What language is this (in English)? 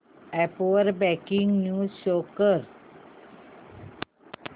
Marathi